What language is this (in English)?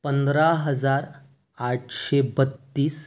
Marathi